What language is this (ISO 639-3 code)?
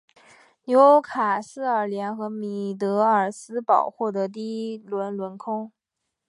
zho